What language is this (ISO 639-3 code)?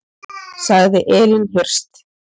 isl